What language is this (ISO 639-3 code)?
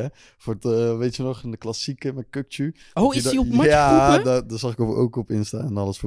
nld